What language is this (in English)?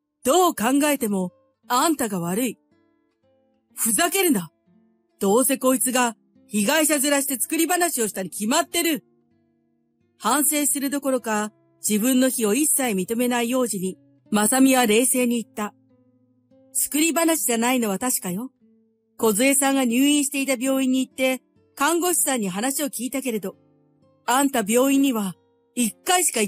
Japanese